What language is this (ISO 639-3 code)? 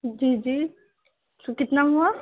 urd